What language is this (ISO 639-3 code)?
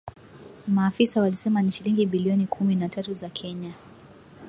swa